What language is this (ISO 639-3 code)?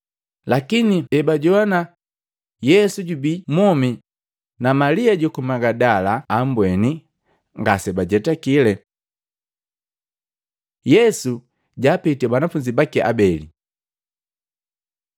mgv